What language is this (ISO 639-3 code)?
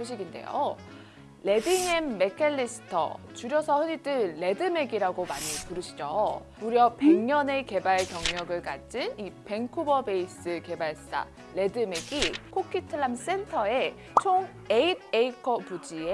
kor